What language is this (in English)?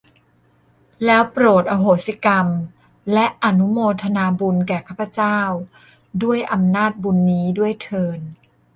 Thai